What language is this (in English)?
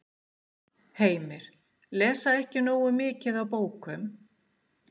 Icelandic